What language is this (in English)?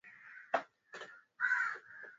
Swahili